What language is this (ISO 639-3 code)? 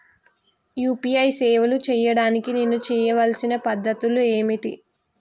tel